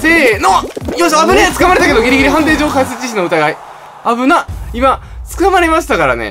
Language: Japanese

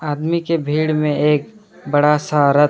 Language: Hindi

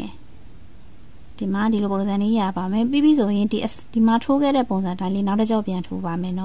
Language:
Thai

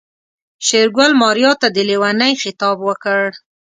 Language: Pashto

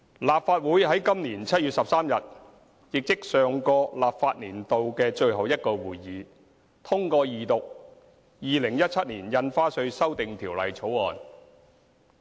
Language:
Cantonese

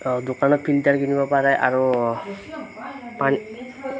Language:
Assamese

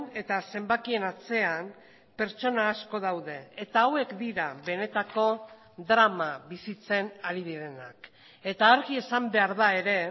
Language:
Basque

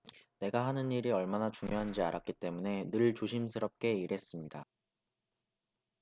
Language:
Korean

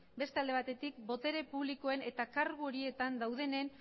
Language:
Basque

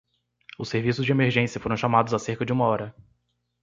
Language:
Portuguese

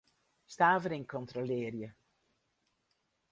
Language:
Western Frisian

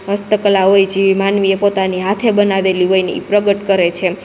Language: Gujarati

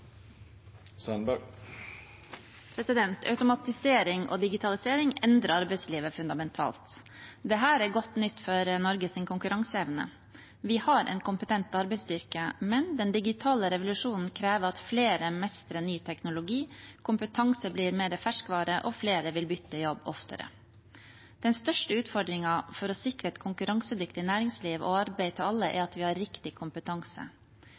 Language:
Norwegian Bokmål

